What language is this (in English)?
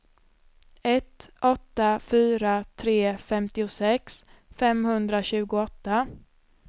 Swedish